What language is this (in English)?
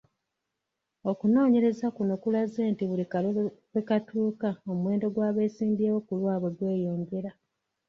Ganda